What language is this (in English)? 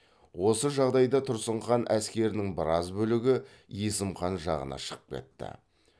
Kazakh